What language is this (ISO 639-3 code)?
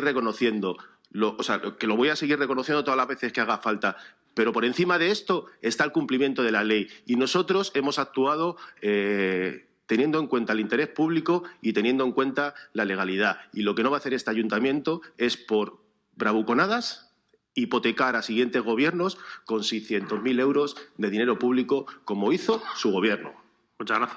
spa